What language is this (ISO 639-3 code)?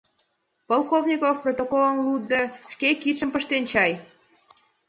chm